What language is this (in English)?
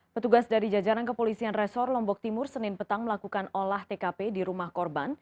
Indonesian